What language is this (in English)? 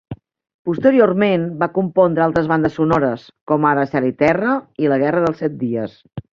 Catalan